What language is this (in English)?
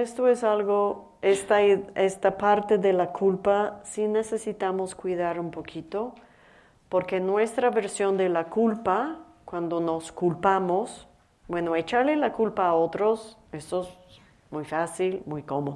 Spanish